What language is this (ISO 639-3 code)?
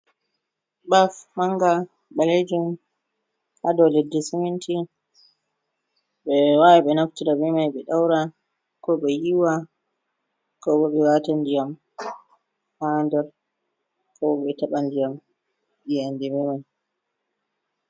ful